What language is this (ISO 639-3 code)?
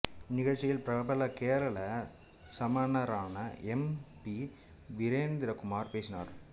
tam